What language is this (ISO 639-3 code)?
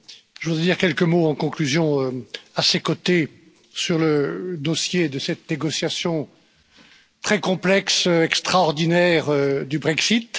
fra